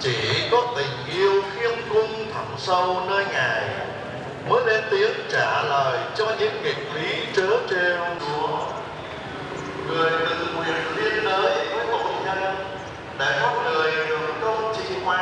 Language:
Vietnamese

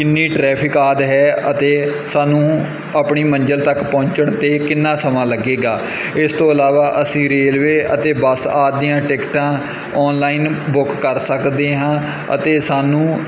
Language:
Punjabi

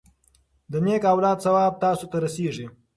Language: Pashto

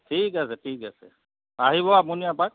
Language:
Assamese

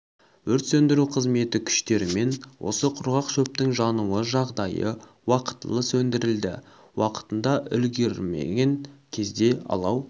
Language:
Kazakh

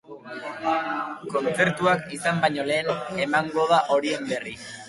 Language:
Basque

